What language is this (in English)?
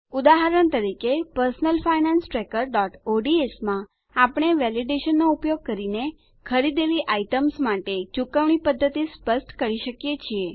Gujarati